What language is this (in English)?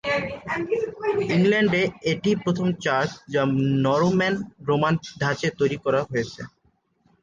Bangla